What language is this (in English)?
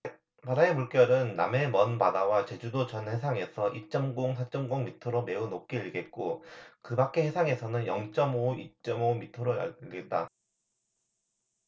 Korean